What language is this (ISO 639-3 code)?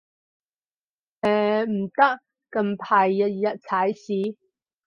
yue